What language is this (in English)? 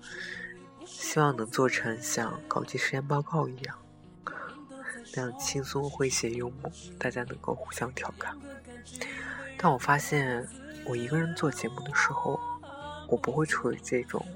Chinese